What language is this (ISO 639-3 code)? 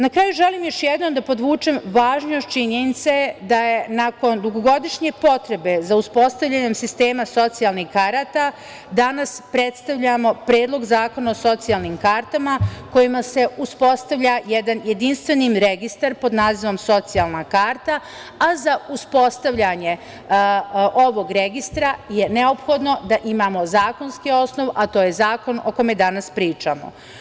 srp